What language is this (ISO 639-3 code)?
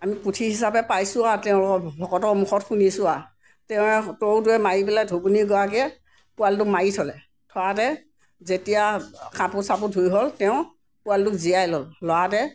asm